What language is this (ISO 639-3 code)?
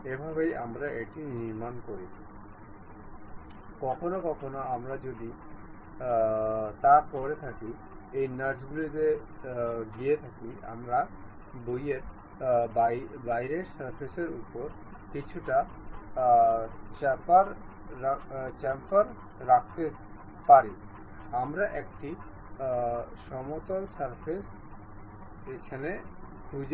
ben